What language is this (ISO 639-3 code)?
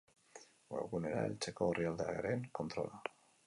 eus